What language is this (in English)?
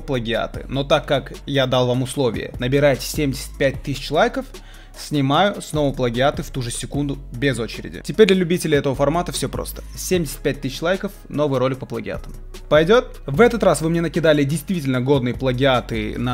Russian